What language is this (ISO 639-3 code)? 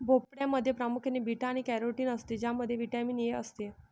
mar